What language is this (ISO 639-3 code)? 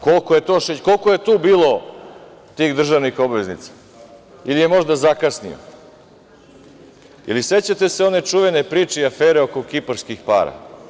srp